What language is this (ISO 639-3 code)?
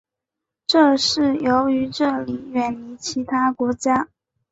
zho